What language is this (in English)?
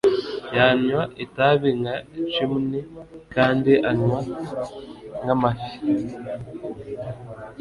Kinyarwanda